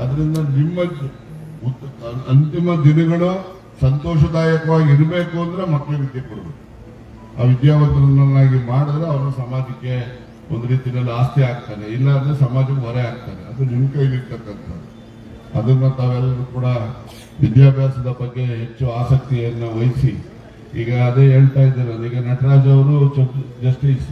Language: Kannada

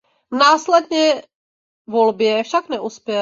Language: Czech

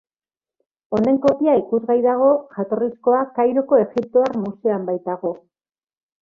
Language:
Basque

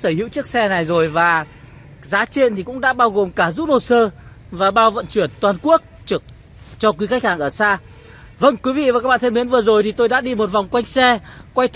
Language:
Vietnamese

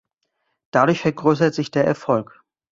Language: German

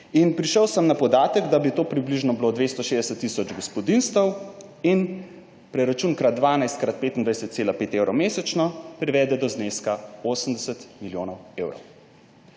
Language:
Slovenian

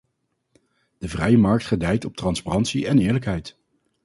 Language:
Dutch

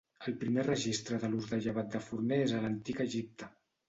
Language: Catalan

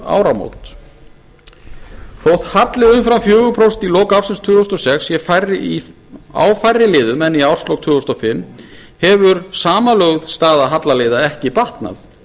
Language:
Icelandic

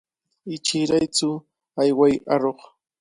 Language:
Cajatambo North Lima Quechua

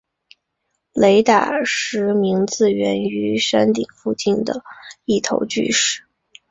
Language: Chinese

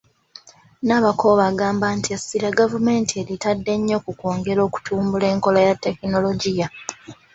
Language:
Ganda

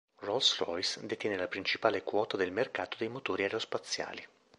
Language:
Italian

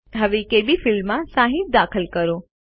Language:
Gujarati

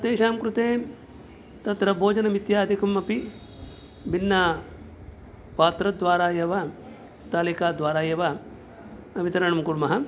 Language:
Sanskrit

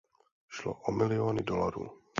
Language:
Czech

